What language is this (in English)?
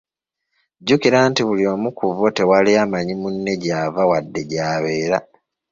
Ganda